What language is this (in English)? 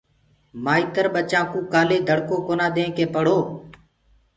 Gurgula